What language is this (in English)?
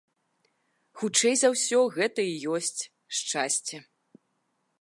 Belarusian